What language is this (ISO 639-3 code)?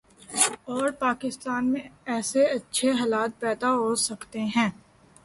urd